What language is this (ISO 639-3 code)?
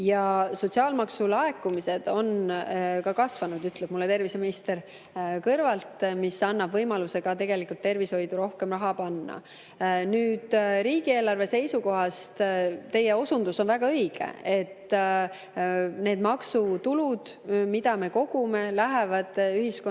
est